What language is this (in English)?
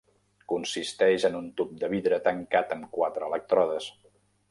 Catalan